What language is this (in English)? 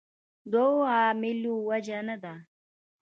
Pashto